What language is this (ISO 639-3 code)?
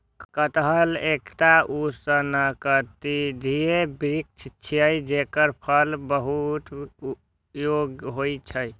mai